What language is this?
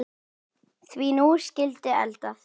Icelandic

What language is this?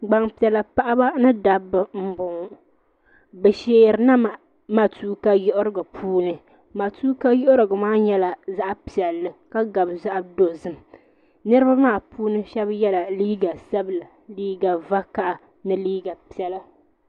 Dagbani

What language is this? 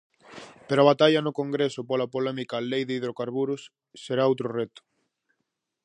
Galician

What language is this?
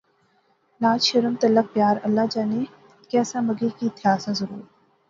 Pahari-Potwari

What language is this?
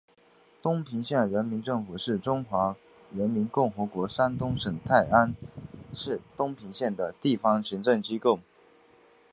Chinese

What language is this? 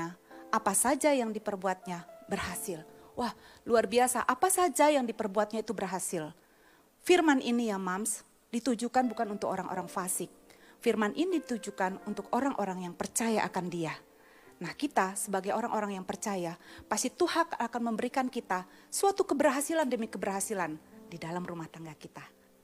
Indonesian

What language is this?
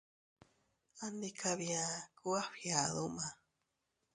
Teutila Cuicatec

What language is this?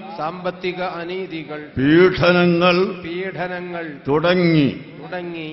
Arabic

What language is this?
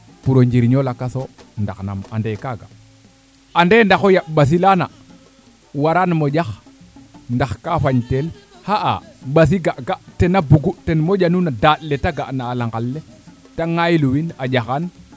Serer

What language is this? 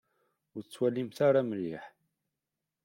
Kabyle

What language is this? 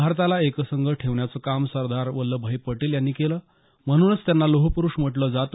Marathi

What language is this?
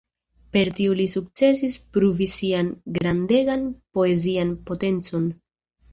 Esperanto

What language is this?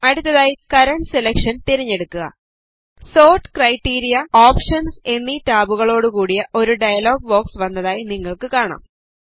Malayalam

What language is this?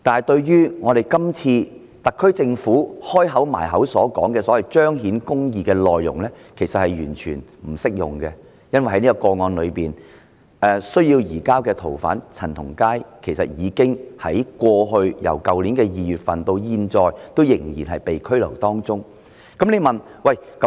Cantonese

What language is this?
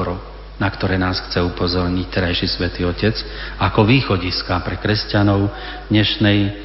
Slovak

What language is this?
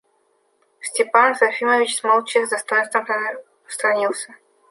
Russian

